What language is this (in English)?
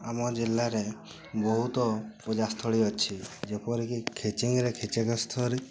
Odia